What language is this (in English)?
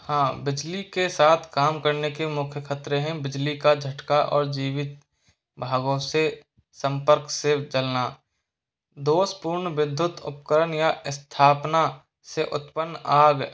Hindi